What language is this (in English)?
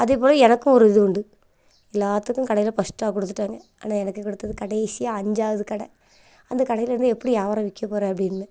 Tamil